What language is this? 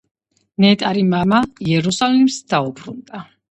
Georgian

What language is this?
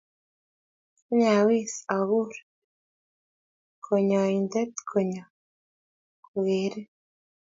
Kalenjin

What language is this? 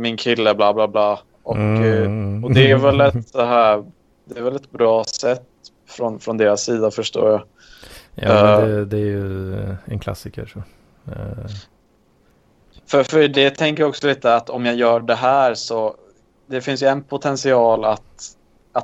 Swedish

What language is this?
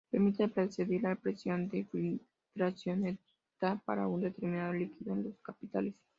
Spanish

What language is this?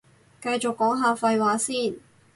Cantonese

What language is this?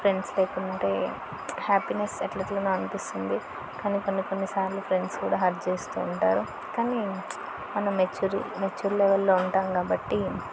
Telugu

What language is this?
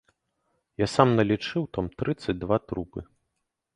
Belarusian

